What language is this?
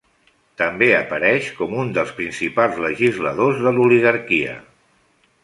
Catalan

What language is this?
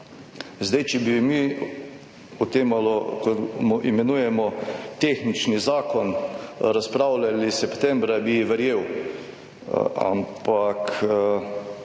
Slovenian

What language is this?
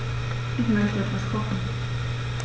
German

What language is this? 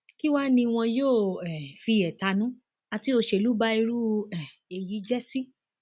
Yoruba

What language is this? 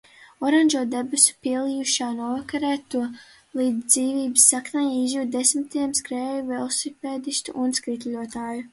Latvian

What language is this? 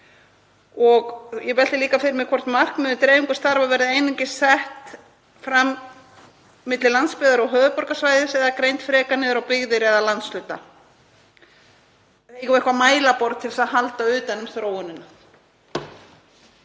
Icelandic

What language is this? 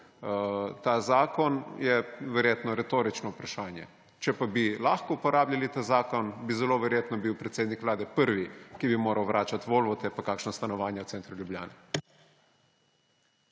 Slovenian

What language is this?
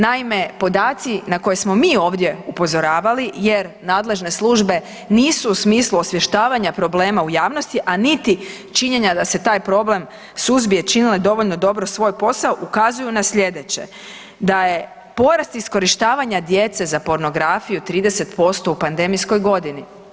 Croatian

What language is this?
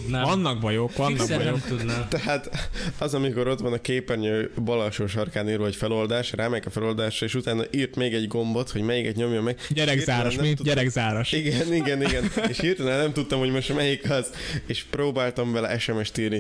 Hungarian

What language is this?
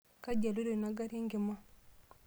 Masai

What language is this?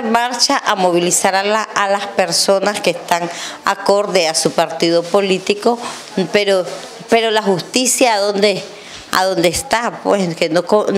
Spanish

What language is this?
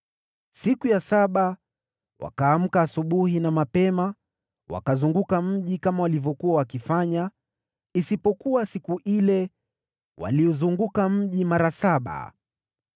Swahili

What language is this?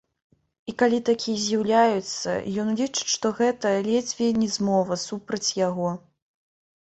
Belarusian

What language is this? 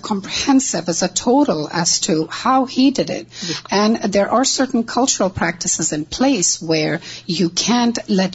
Urdu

